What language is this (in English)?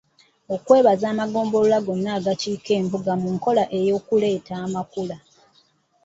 Ganda